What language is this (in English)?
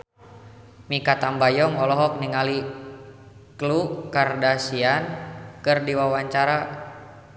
Sundanese